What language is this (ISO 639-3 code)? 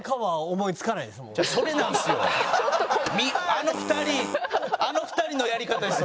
jpn